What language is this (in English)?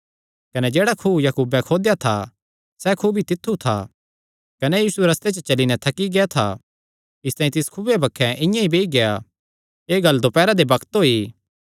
Kangri